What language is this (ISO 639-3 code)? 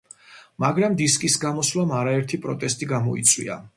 kat